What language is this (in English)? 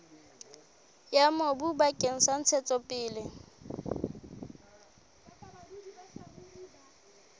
Southern Sotho